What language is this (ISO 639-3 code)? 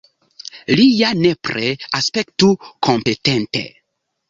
epo